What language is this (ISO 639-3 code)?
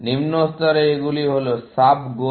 ben